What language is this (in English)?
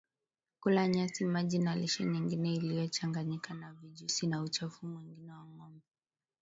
Swahili